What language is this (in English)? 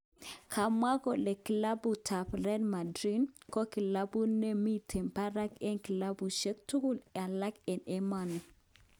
Kalenjin